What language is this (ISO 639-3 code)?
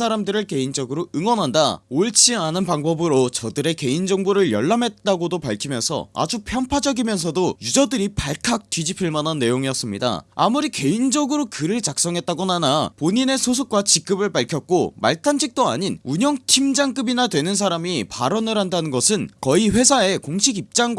kor